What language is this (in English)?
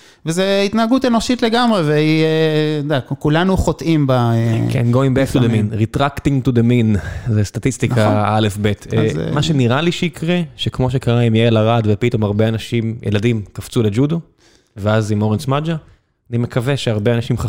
Hebrew